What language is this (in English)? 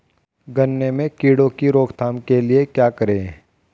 Hindi